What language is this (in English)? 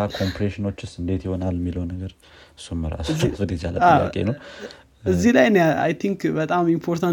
Amharic